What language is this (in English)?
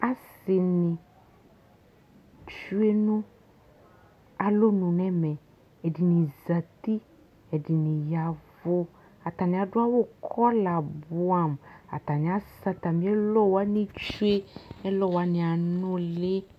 Ikposo